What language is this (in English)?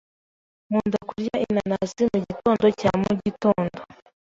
Kinyarwanda